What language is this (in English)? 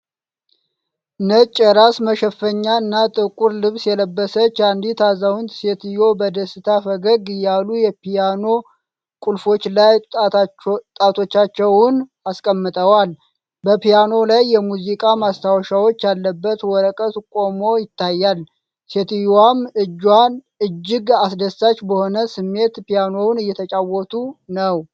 Amharic